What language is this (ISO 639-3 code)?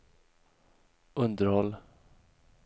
swe